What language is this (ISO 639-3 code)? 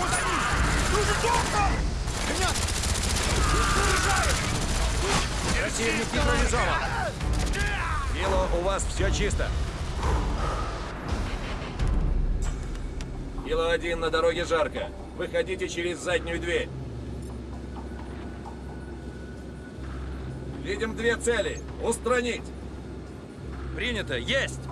rus